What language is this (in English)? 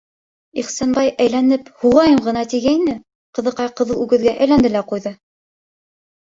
Bashkir